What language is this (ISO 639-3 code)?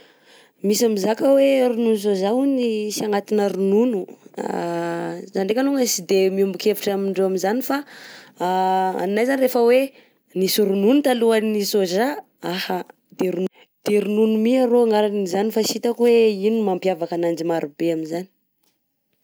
bzc